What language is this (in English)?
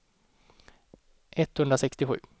Swedish